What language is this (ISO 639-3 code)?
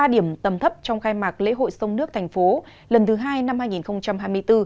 vie